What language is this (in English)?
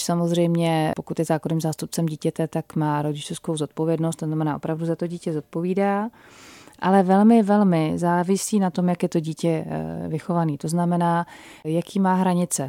Czech